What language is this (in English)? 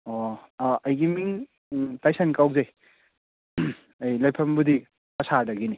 Manipuri